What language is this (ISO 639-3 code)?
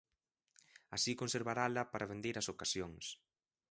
glg